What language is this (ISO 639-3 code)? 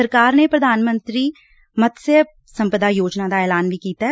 pan